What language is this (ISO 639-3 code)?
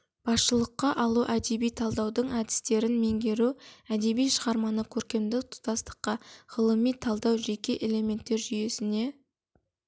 kaz